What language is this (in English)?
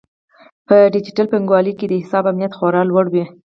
Pashto